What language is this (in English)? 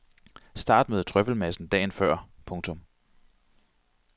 Danish